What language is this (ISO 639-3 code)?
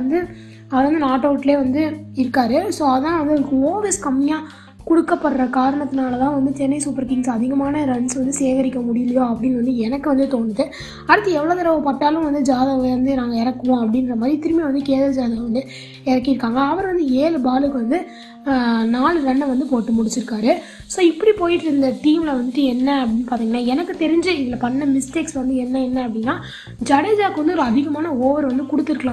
tam